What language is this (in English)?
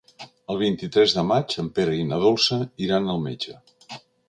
Catalan